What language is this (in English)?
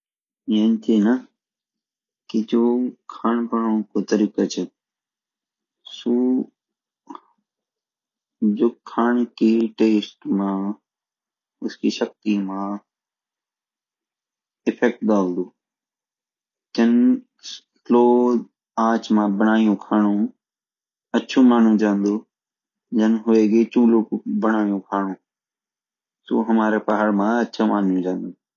Garhwali